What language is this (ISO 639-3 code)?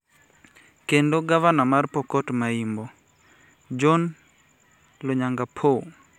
luo